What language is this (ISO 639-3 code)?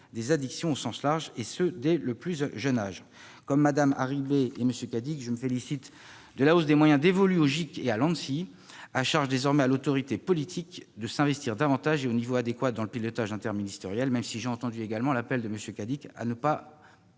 fra